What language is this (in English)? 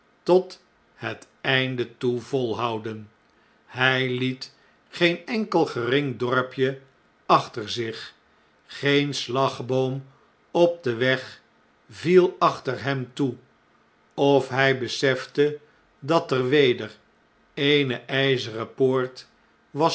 Dutch